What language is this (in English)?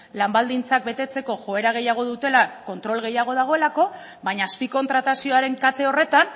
Basque